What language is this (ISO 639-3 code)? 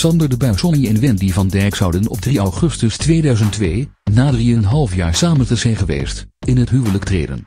nld